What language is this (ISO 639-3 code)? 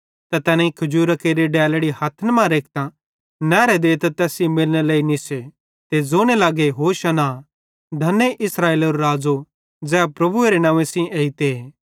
bhd